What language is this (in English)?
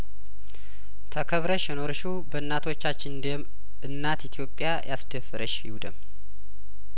Amharic